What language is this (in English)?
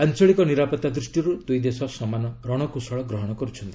Odia